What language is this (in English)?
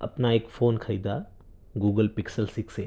Urdu